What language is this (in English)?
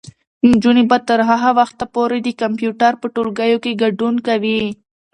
Pashto